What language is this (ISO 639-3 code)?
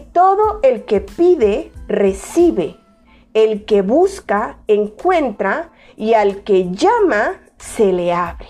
spa